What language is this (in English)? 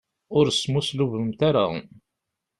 Kabyle